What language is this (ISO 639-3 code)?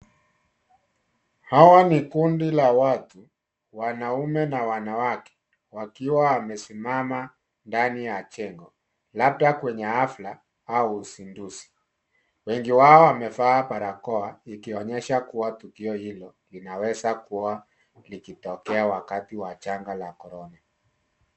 swa